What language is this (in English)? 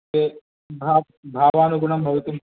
Sanskrit